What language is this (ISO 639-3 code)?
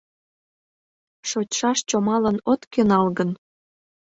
chm